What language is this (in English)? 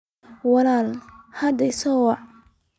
Somali